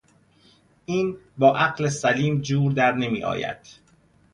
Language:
Persian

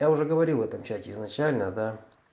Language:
Russian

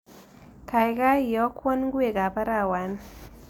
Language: Kalenjin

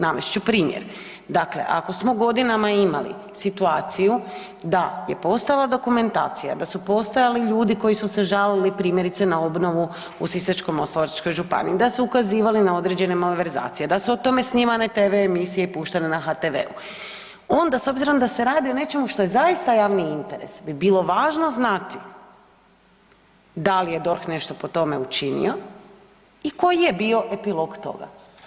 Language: Croatian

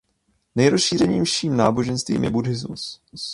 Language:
Czech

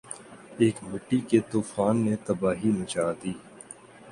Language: Urdu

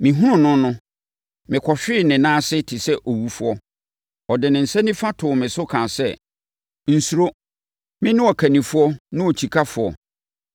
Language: Akan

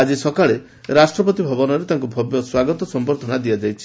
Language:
Odia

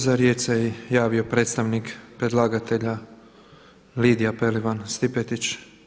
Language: Croatian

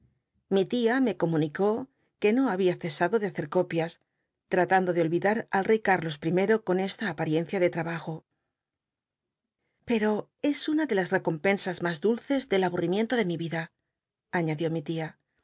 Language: Spanish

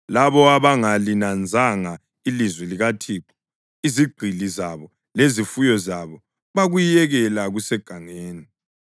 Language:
North Ndebele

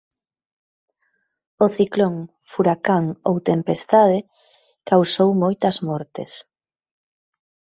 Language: Galician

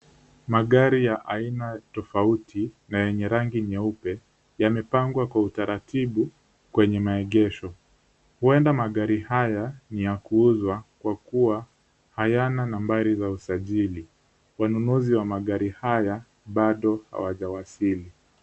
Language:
Swahili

